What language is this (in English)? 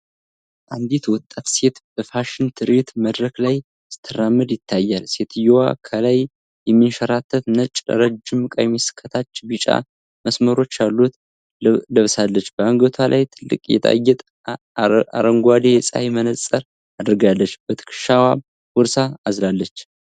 Amharic